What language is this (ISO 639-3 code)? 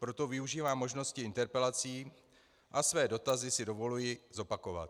ces